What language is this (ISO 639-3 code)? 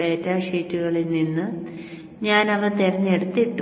mal